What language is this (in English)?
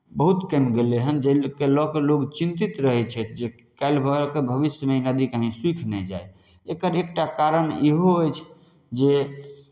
Maithili